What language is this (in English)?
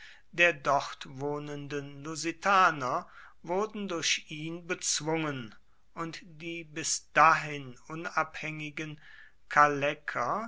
German